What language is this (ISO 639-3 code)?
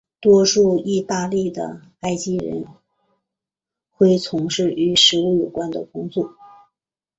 zho